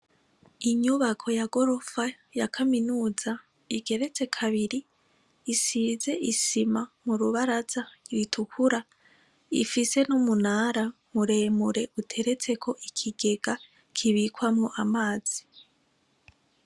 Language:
Rundi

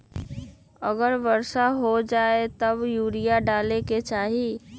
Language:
Magahi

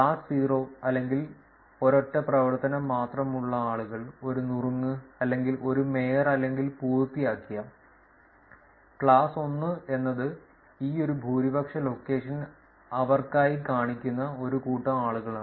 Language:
Malayalam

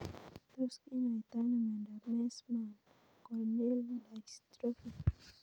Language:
Kalenjin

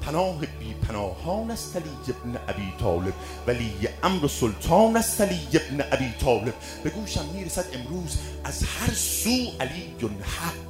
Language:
Persian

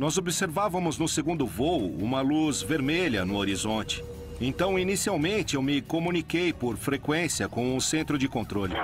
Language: Portuguese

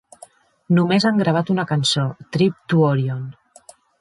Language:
Catalan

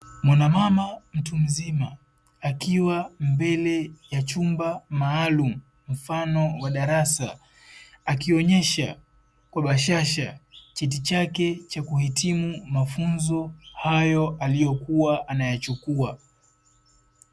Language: Swahili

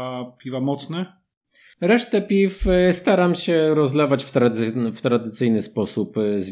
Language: Polish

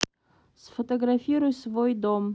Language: Russian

